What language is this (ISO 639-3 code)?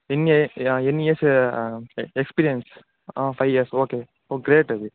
tel